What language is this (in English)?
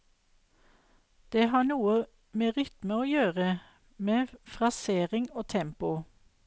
Norwegian